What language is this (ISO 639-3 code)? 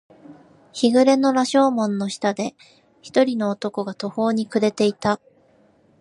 jpn